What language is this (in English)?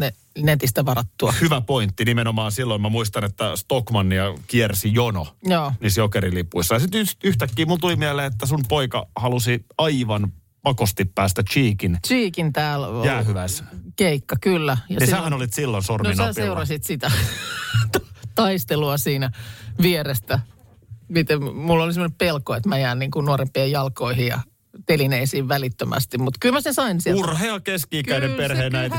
Finnish